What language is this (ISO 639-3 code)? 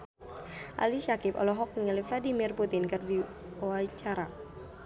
sun